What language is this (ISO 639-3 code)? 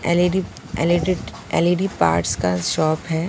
hin